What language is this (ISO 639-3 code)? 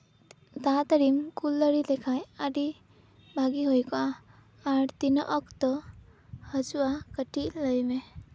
sat